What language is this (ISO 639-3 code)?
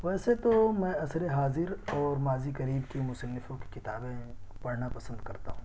urd